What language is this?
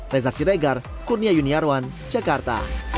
Indonesian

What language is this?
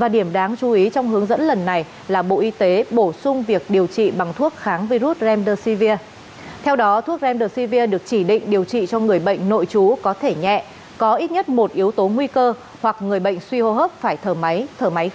Vietnamese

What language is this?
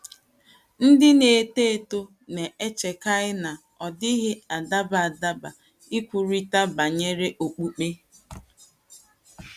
Igbo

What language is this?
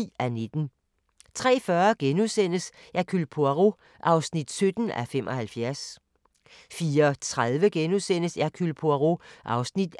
Danish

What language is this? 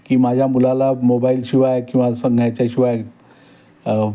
Marathi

